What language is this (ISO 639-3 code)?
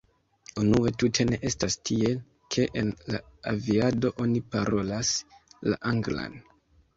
epo